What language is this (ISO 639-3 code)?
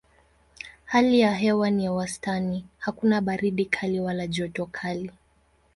swa